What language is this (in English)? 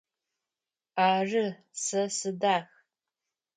Adyghe